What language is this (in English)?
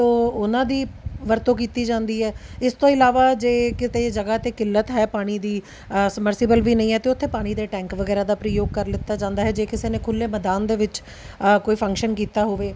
Punjabi